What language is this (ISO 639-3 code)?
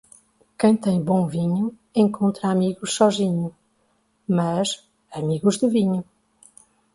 por